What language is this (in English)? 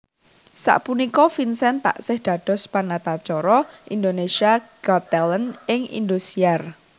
Javanese